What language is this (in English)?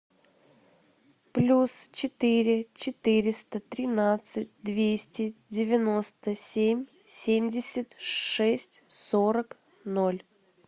Russian